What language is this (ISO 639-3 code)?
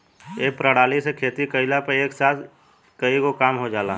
bho